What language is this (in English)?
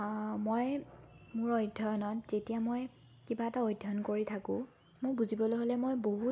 Assamese